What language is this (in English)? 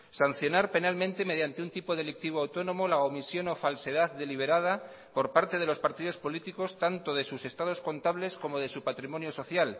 Spanish